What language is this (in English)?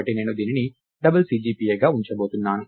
Telugu